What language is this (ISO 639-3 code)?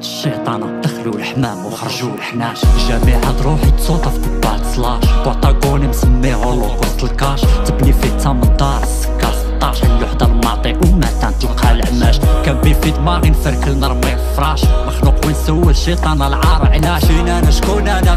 ara